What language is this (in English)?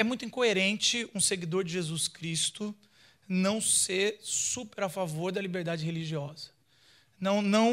Portuguese